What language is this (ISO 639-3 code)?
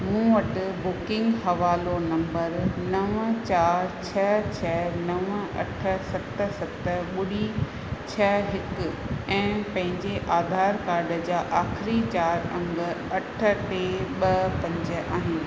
snd